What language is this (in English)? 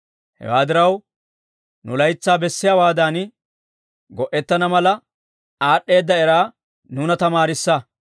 Dawro